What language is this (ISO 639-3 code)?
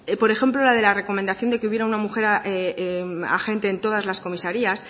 spa